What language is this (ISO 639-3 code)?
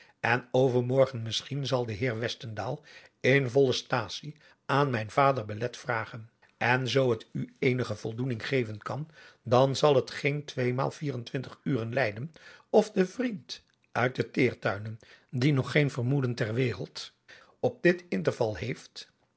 nld